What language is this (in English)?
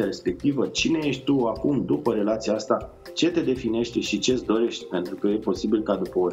Romanian